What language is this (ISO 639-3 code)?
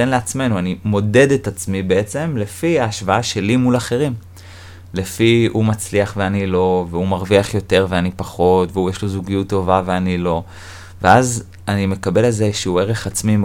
heb